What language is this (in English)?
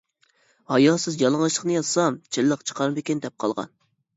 Uyghur